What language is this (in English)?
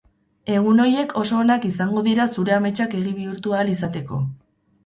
Basque